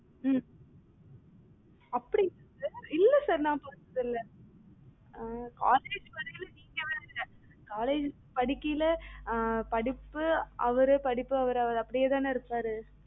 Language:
Tamil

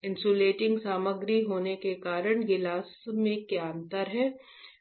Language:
Hindi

